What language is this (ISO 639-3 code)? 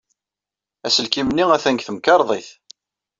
kab